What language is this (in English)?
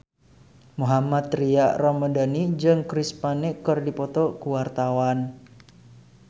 Sundanese